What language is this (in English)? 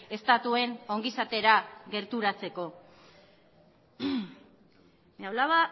Basque